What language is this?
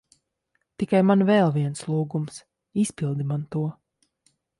Latvian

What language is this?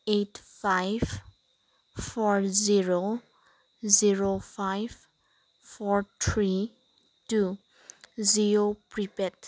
Manipuri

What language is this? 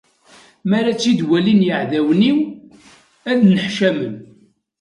Kabyle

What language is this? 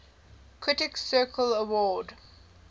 English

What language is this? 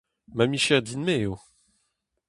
Breton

